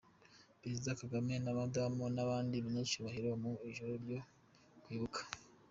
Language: Kinyarwanda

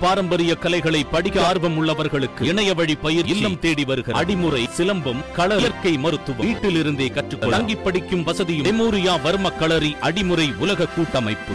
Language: Tamil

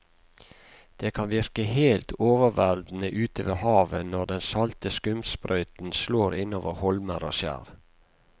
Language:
Norwegian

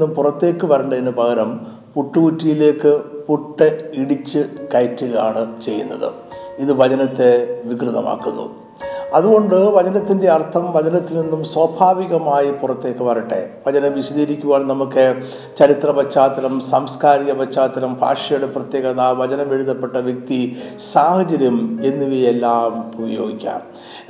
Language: Malayalam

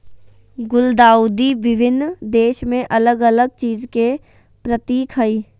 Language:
Magahi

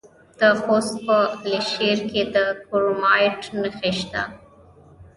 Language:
Pashto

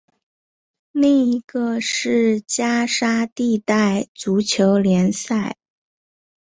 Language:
Chinese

